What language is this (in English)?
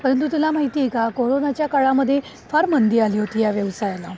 Marathi